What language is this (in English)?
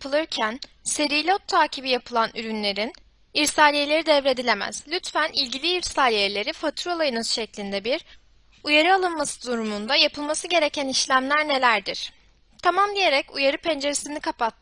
Turkish